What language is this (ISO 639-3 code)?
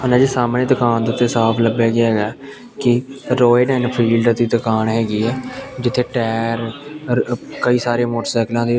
pan